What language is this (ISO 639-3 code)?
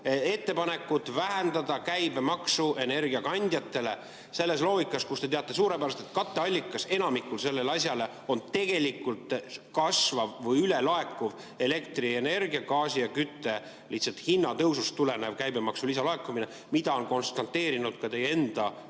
est